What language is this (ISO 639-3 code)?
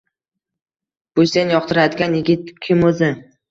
uzb